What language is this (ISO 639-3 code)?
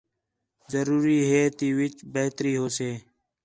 xhe